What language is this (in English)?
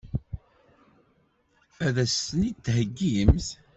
Kabyle